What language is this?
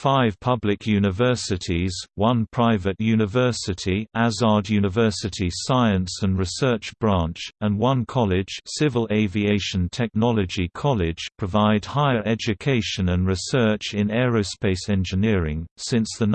English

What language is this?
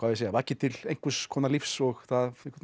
Icelandic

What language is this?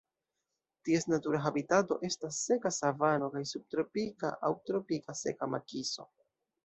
Esperanto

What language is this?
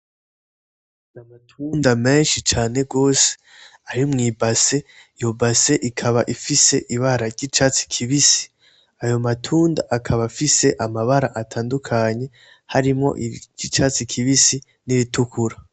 Rundi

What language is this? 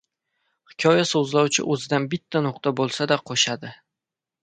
Uzbek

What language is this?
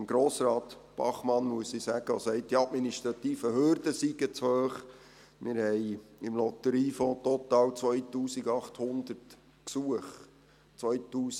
Swiss German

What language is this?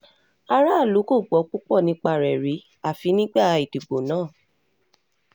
Yoruba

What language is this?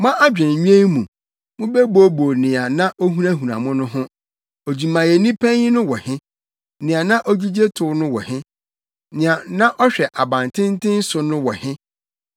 Akan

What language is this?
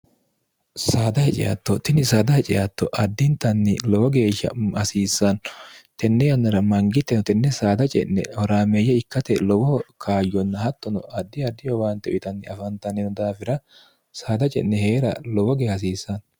Sidamo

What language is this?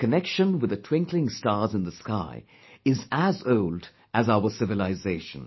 English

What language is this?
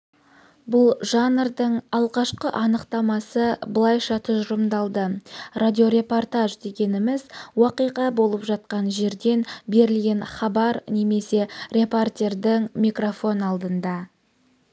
Kazakh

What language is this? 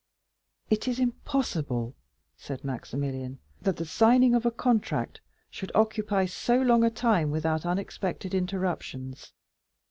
English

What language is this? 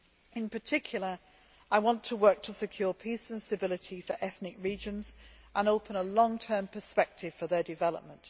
English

